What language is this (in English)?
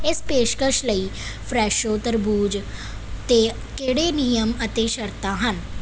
Punjabi